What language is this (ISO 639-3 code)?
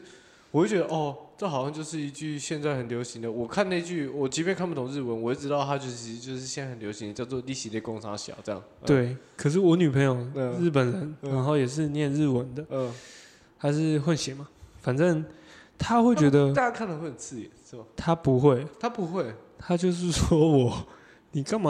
zho